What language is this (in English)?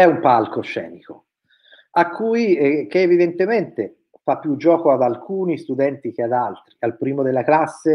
Italian